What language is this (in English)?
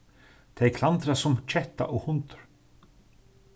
Faroese